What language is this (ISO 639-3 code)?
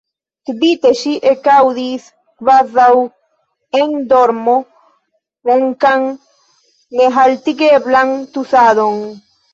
epo